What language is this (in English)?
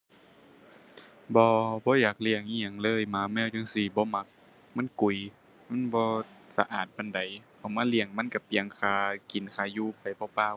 Thai